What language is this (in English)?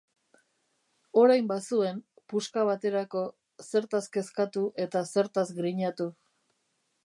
Basque